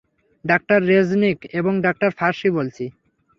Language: Bangla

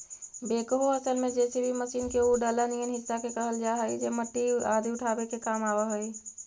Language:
Magahi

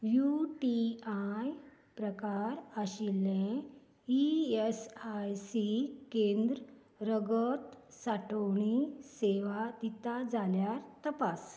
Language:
Konkani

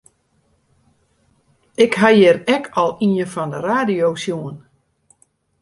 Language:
Western Frisian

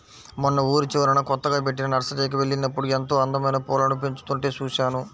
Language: Telugu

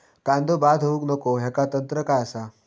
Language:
Marathi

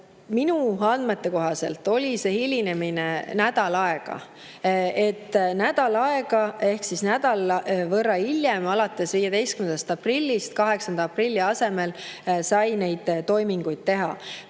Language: Estonian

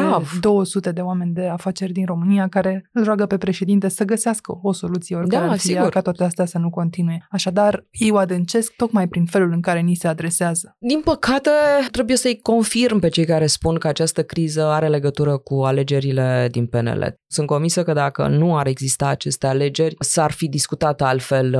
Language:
Romanian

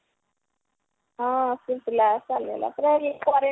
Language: Odia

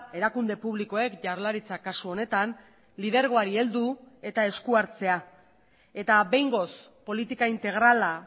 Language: Basque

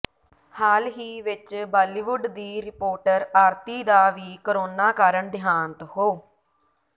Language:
Punjabi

